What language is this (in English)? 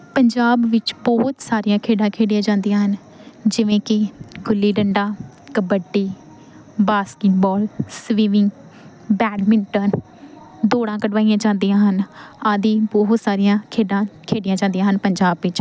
Punjabi